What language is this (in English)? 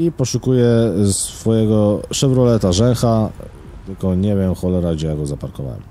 Polish